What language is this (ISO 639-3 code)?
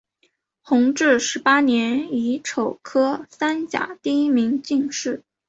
zho